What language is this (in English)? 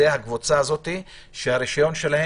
Hebrew